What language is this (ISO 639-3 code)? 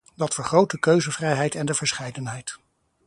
nld